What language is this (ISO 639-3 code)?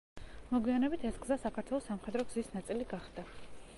kat